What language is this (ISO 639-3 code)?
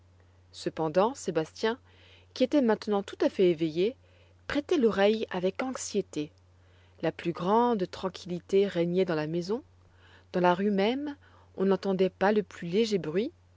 fra